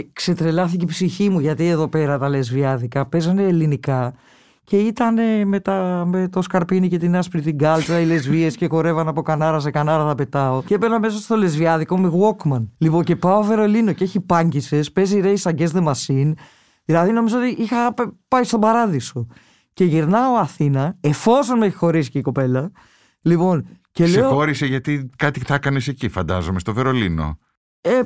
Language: Greek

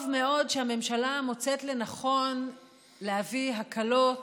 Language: Hebrew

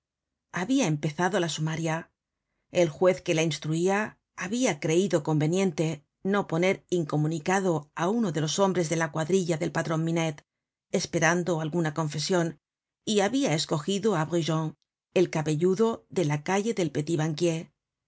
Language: Spanish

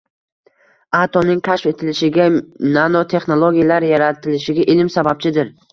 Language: Uzbek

